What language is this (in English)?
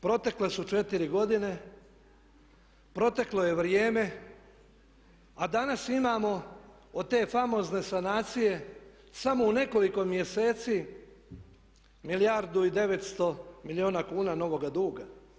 Croatian